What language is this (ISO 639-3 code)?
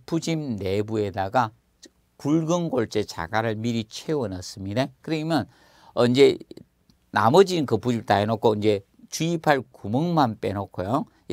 kor